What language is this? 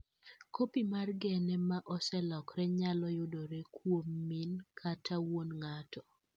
Luo (Kenya and Tanzania)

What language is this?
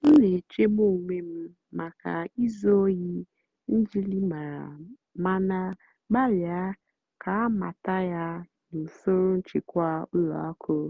Igbo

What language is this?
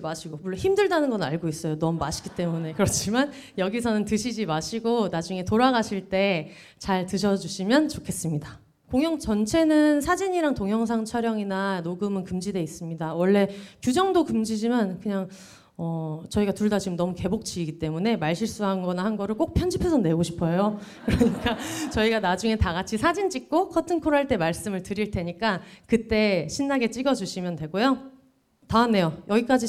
Korean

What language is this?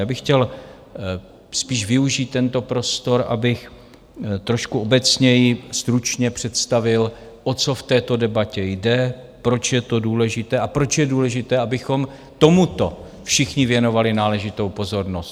Czech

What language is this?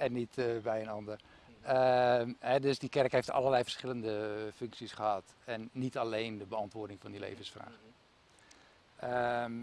Dutch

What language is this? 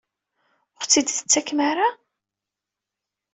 Kabyle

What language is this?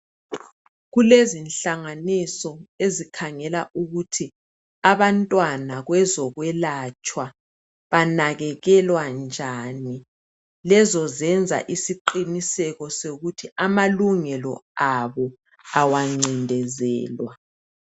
North Ndebele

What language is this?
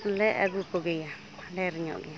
Santali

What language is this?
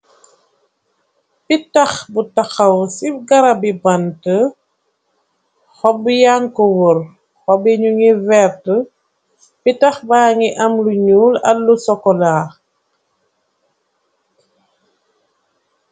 Wolof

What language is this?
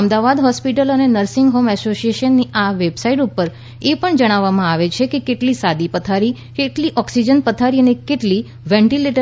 Gujarati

